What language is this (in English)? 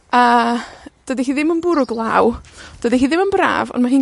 Welsh